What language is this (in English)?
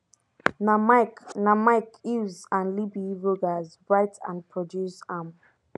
Nigerian Pidgin